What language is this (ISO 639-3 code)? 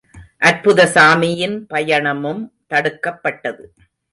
tam